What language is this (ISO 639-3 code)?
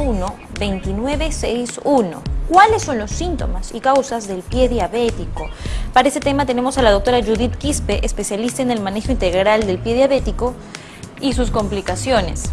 spa